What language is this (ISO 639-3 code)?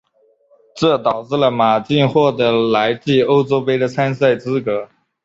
zho